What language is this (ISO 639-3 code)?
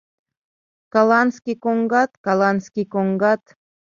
chm